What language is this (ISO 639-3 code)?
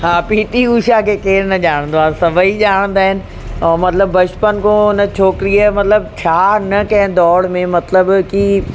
snd